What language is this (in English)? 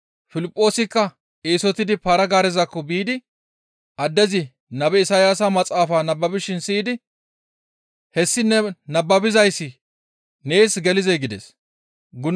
Gamo